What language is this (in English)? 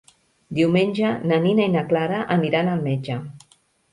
Catalan